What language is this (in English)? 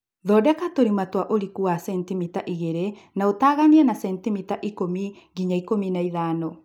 Kikuyu